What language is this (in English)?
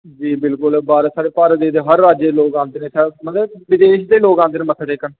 Dogri